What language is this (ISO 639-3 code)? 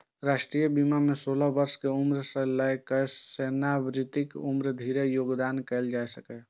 mai